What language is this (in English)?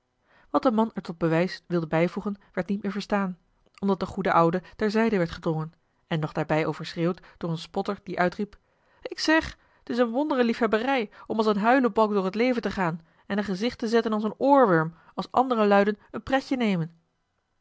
Dutch